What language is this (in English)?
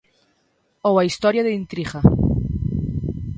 Galician